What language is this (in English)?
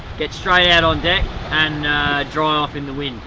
English